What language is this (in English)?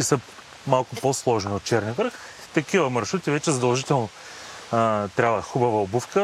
Bulgarian